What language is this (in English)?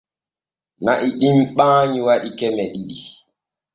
Borgu Fulfulde